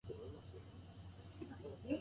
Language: Japanese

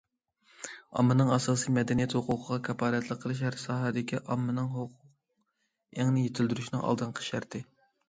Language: Uyghur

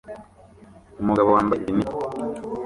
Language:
Kinyarwanda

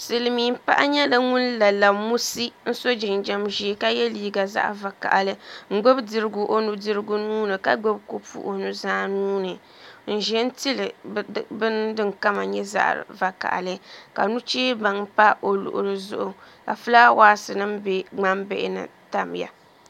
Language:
Dagbani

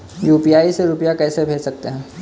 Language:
Hindi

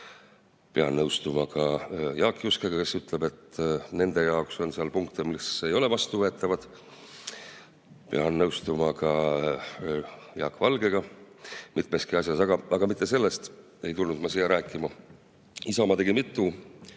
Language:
Estonian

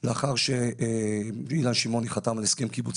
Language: Hebrew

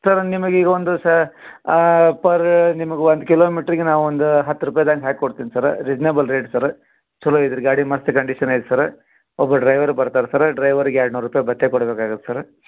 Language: Kannada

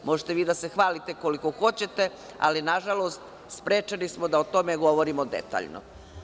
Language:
Serbian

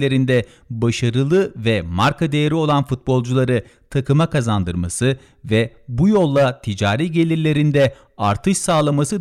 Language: Turkish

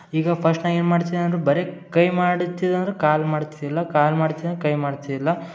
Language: Kannada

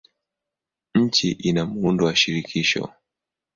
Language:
Swahili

